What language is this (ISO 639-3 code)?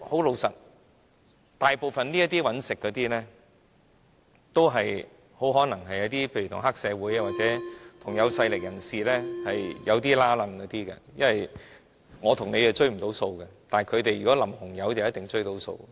yue